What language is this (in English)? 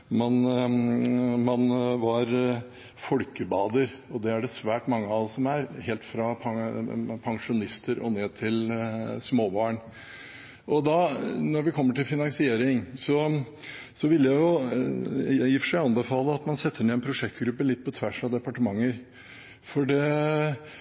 Norwegian Bokmål